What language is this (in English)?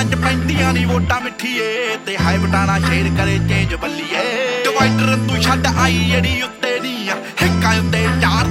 Punjabi